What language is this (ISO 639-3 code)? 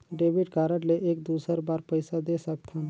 hne